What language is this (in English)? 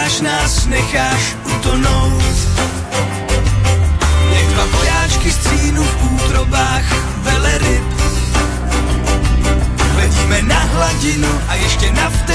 Slovak